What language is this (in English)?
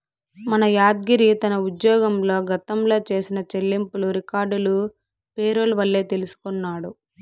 Telugu